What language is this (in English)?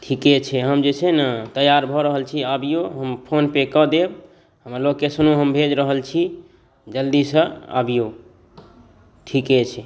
Maithili